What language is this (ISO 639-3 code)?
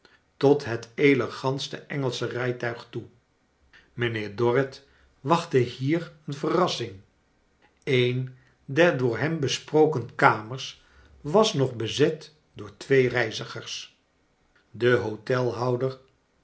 nld